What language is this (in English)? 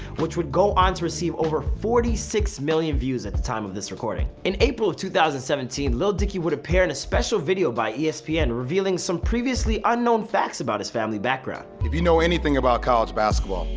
English